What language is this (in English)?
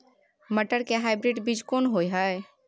Maithili